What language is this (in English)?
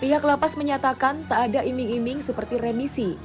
Indonesian